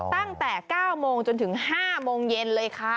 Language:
Thai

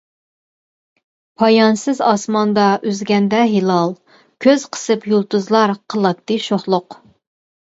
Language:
Uyghur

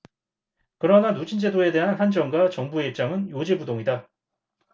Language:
Korean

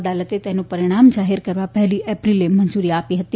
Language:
Gujarati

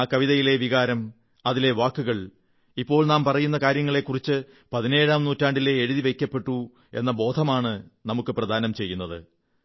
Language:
Malayalam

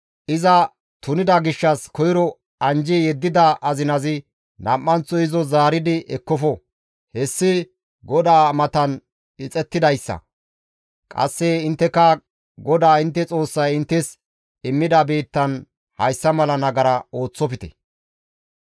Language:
Gamo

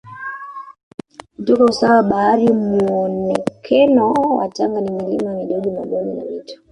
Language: Swahili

